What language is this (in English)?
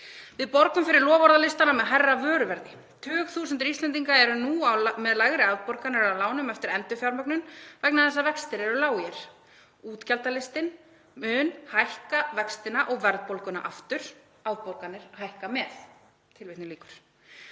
Icelandic